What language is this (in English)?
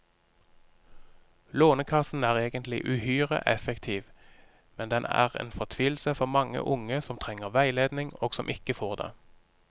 Norwegian